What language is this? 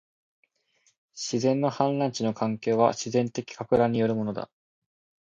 Japanese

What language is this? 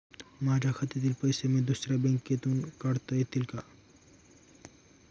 Marathi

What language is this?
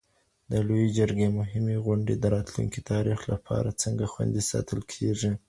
Pashto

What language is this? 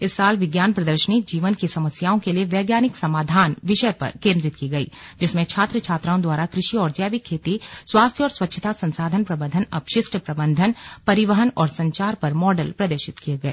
Hindi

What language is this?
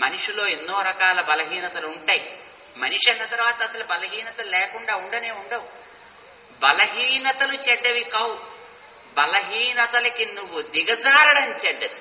Telugu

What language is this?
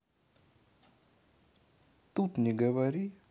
Russian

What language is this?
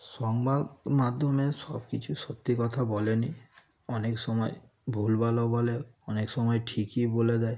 Bangla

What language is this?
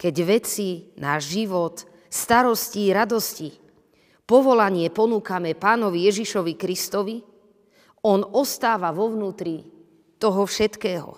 Slovak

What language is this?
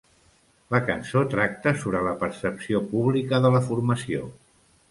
Catalan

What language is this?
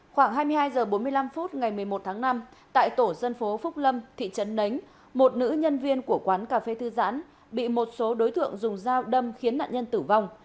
Vietnamese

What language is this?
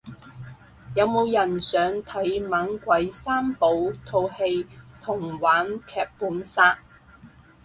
Cantonese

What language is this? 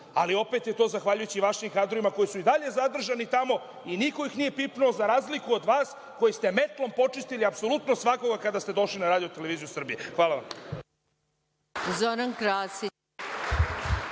Serbian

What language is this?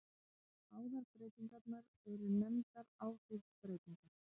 Icelandic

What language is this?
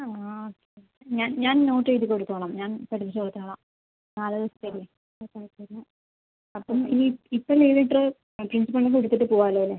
Malayalam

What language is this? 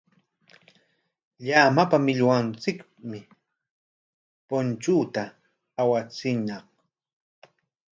Corongo Ancash Quechua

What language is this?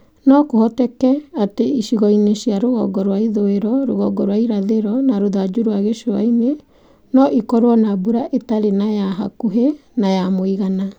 Kikuyu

